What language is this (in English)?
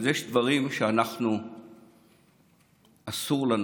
Hebrew